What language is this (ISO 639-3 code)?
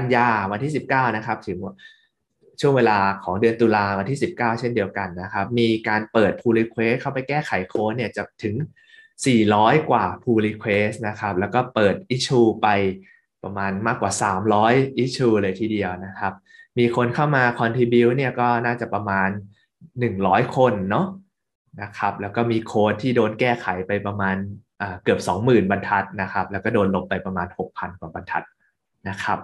tha